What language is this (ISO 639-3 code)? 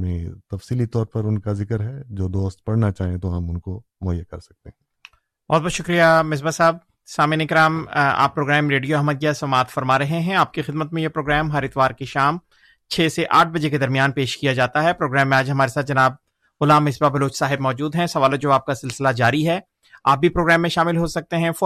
urd